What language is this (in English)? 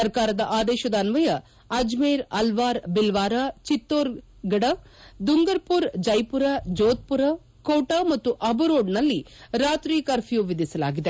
Kannada